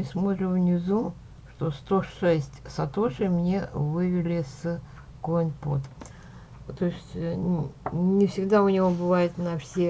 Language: Russian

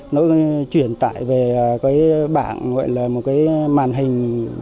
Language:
Vietnamese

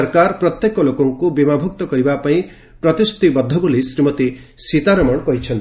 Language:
Odia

